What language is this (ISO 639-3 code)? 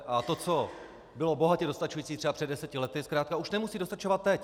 ces